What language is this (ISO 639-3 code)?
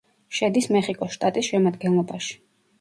kat